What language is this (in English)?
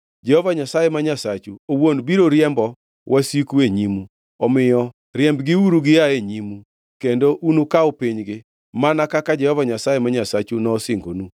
Luo (Kenya and Tanzania)